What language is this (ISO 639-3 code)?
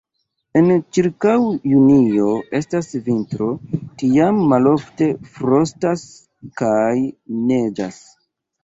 epo